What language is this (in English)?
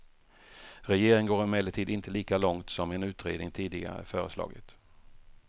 Swedish